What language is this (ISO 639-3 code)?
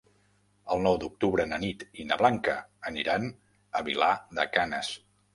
cat